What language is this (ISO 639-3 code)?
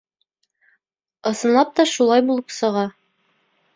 bak